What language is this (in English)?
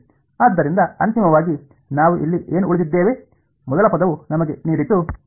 Kannada